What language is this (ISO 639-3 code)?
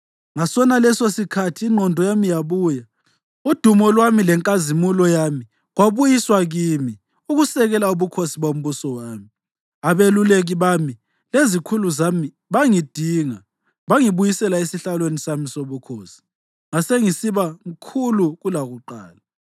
nde